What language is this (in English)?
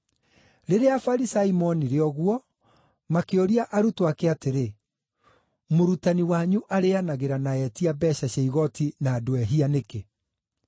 Kikuyu